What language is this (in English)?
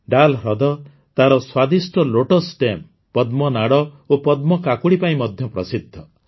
Odia